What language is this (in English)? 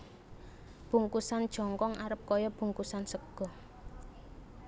Javanese